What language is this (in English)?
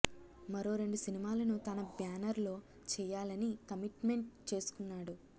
Telugu